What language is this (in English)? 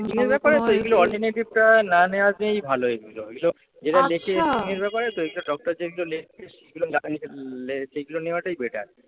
Bangla